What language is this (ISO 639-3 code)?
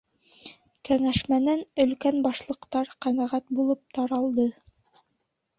bak